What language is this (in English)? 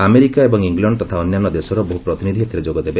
Odia